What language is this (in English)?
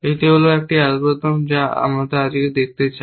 Bangla